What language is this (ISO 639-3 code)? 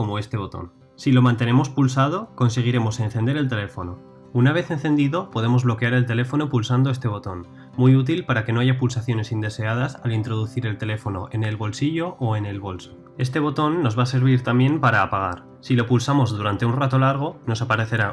spa